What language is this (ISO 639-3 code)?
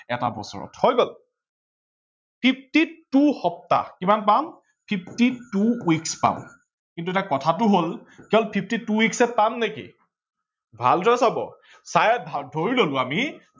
asm